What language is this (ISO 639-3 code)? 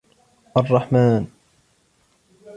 ara